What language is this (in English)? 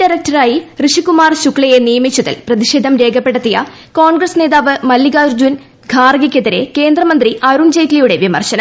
Malayalam